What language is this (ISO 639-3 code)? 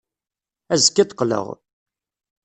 kab